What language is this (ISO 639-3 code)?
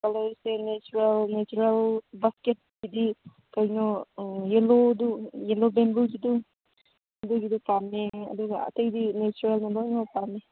mni